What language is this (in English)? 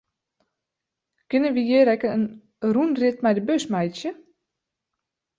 Western Frisian